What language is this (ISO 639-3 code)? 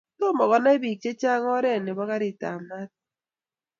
kln